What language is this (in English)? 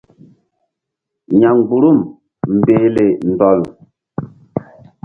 Mbum